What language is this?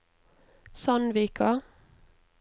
Norwegian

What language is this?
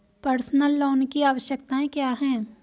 Hindi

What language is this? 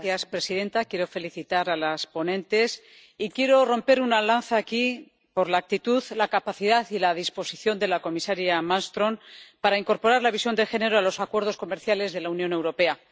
Spanish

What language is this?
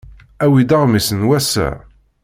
Kabyle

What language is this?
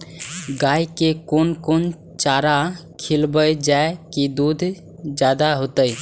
Maithili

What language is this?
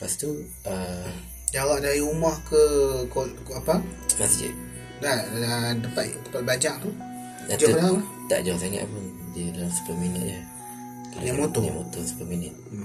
Malay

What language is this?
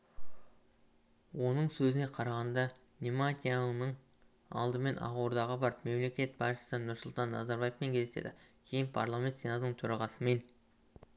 Kazakh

